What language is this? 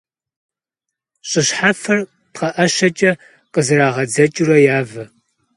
Kabardian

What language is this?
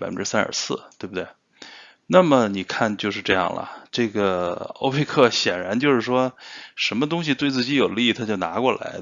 Chinese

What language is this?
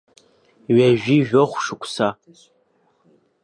Abkhazian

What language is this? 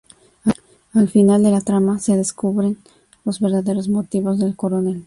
Spanish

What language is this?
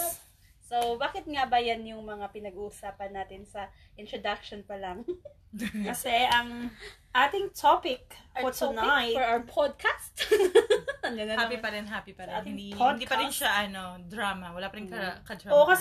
Filipino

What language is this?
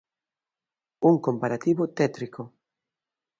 Galician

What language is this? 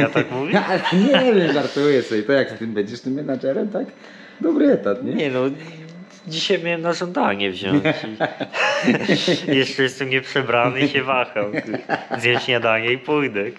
Polish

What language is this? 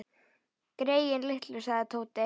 Icelandic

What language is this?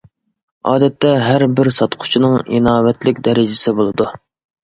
Uyghur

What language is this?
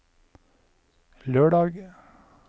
Norwegian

